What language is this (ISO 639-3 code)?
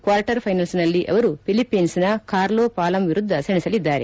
kan